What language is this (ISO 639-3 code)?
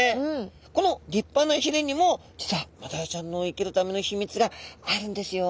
jpn